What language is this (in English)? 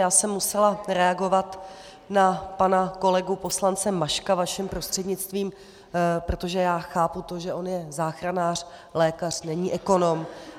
Czech